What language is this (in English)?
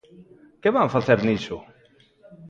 Galician